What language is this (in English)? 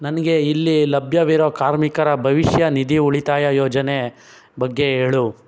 Kannada